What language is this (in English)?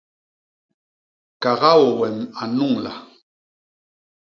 Basaa